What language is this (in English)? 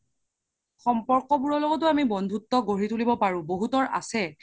Assamese